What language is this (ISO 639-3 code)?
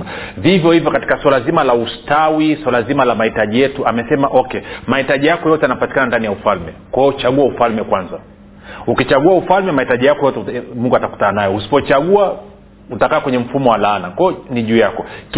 swa